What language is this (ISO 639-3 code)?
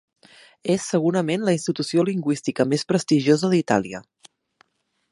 cat